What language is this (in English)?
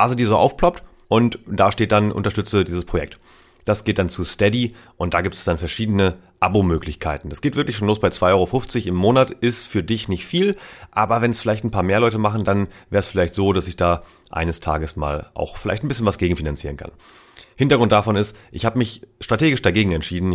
German